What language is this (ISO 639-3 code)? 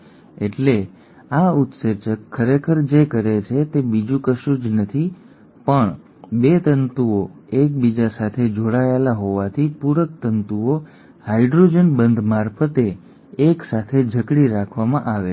guj